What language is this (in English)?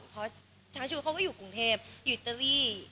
Thai